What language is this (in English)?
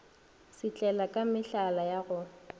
Northern Sotho